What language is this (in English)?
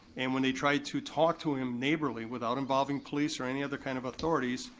English